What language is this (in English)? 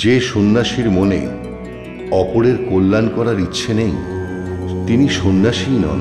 Arabic